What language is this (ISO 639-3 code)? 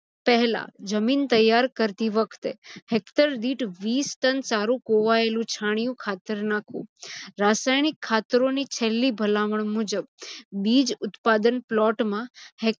guj